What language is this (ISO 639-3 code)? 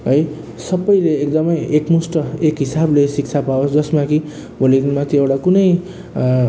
nep